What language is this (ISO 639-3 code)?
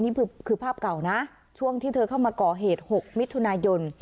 tha